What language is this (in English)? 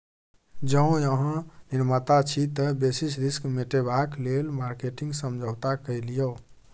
Maithili